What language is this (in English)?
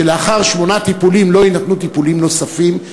Hebrew